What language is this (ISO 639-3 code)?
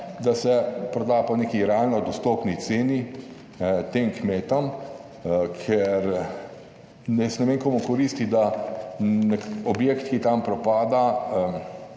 slv